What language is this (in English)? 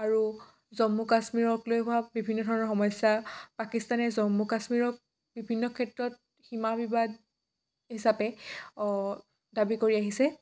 Assamese